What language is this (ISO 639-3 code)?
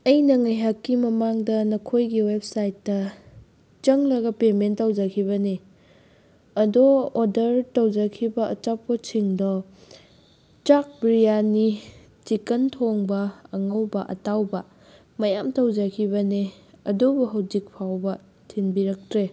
mni